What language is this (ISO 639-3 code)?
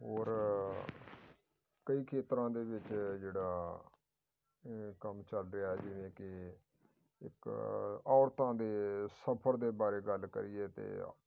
pan